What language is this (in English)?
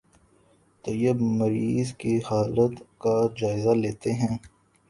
Urdu